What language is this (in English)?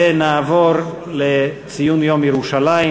Hebrew